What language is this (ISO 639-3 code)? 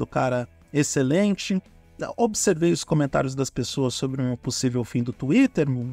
por